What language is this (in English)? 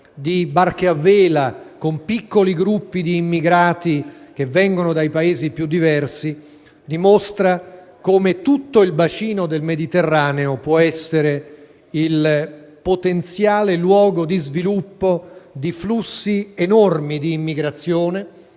Italian